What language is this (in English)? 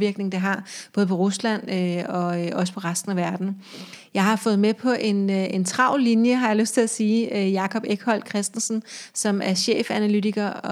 Danish